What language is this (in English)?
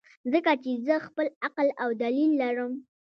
Pashto